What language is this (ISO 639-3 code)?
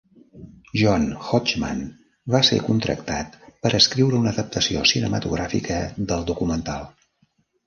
cat